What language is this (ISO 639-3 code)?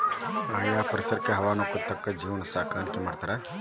kan